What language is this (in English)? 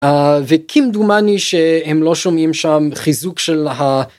Hebrew